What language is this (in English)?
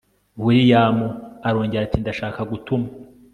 Kinyarwanda